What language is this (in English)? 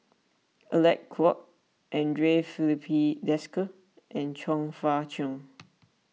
English